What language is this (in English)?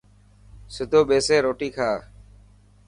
Dhatki